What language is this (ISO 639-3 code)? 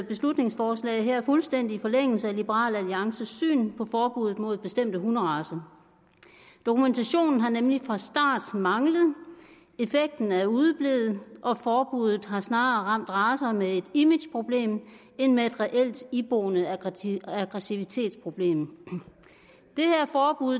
dan